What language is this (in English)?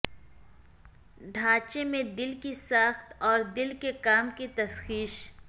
Urdu